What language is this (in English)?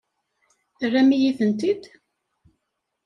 Kabyle